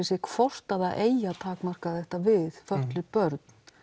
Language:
Icelandic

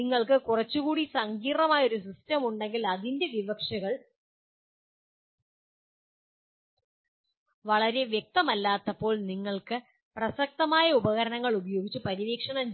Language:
Malayalam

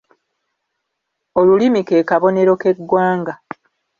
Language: Ganda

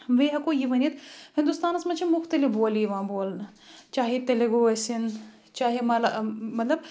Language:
Kashmiri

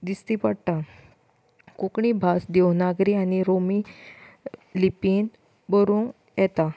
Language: Konkani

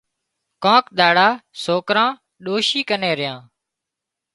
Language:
Wadiyara Koli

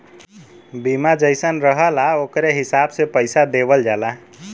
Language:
Bhojpuri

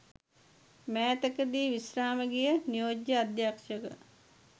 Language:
Sinhala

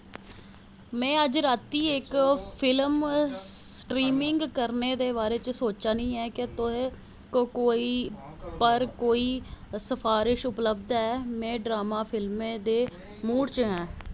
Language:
Dogri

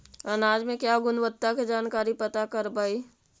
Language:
Magahi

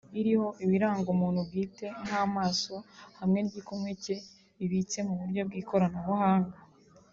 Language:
Kinyarwanda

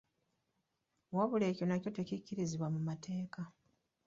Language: Ganda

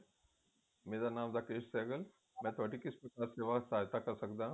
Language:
Punjabi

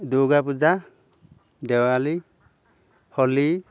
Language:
Assamese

